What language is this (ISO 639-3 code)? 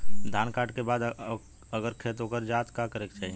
bho